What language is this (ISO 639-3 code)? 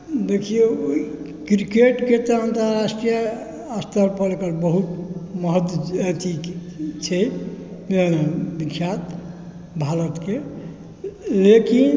mai